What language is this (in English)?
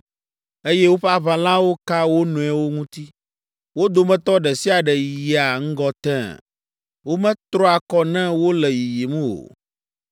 Ewe